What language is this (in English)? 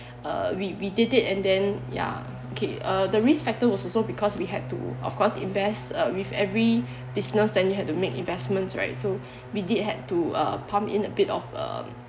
English